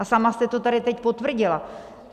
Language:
Czech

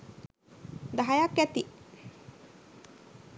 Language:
Sinhala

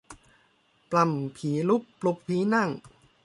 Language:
Thai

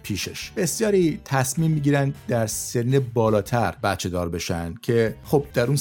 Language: Persian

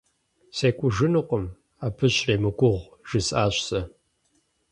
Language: Kabardian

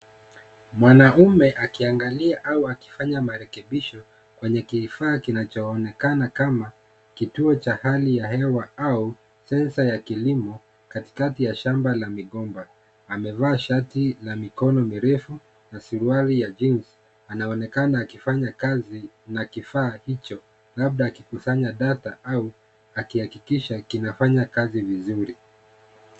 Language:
Swahili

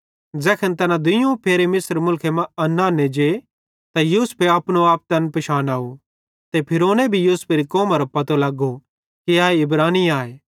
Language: Bhadrawahi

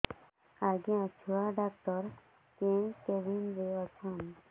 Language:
Odia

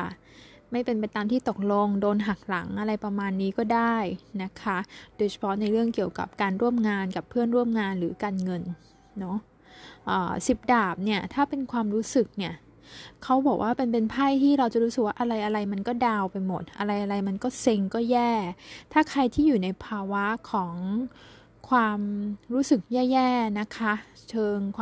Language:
Thai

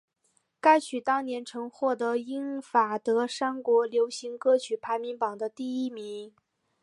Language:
Chinese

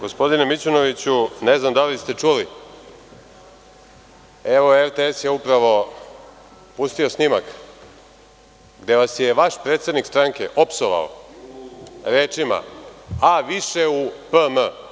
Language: Serbian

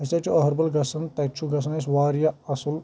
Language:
Kashmiri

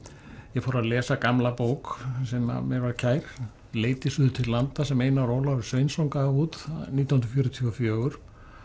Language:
Icelandic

